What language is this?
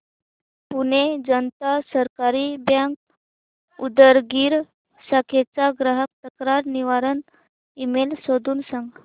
Marathi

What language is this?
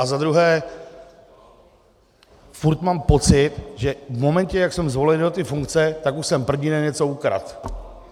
Czech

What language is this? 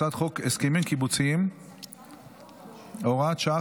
Hebrew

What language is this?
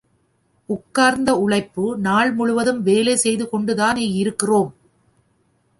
Tamil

